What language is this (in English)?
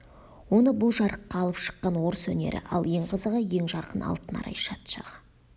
Kazakh